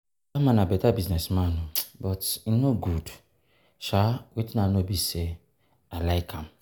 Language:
Nigerian Pidgin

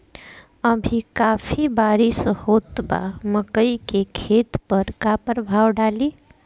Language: Bhojpuri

